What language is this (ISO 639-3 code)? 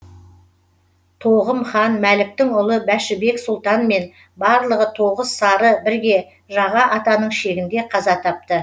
kaz